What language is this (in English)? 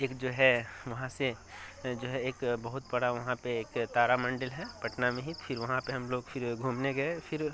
Urdu